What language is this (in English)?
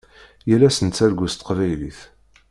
Kabyle